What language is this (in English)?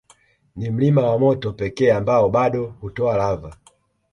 Swahili